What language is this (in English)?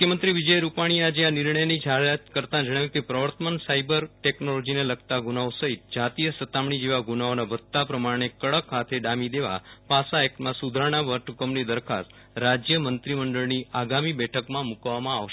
Gujarati